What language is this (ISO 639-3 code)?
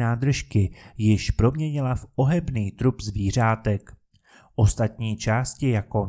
ces